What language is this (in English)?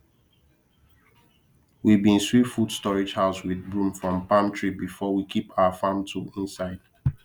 Nigerian Pidgin